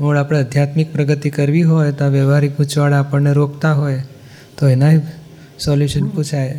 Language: Gujarati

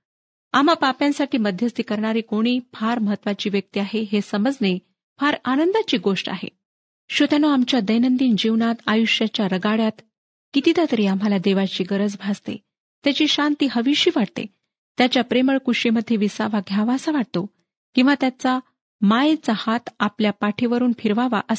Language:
Marathi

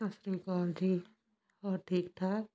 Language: Punjabi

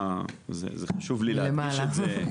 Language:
Hebrew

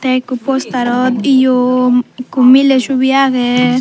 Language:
Chakma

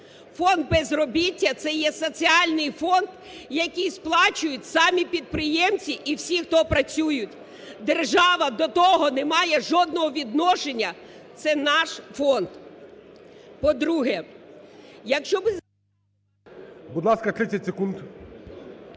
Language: Ukrainian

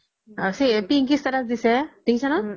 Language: Assamese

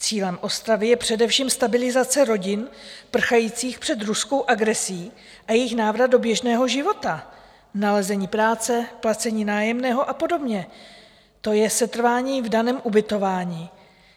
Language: Czech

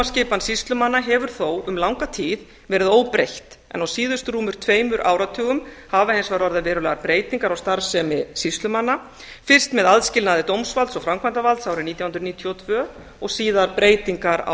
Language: Icelandic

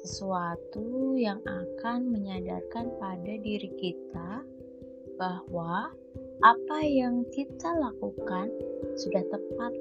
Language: Indonesian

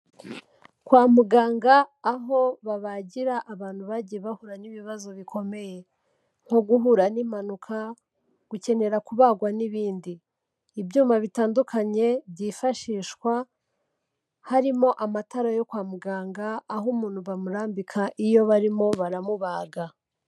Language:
Kinyarwanda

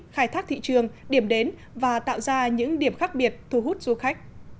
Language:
Vietnamese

